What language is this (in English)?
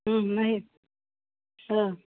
Bodo